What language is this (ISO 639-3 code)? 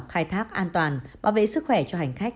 vie